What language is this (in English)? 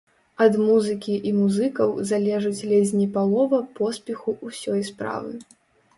Belarusian